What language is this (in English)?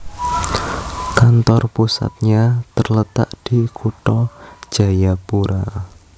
Javanese